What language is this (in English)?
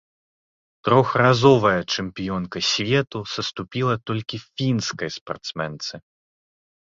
Belarusian